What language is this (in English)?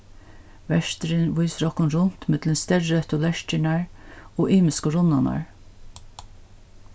Faroese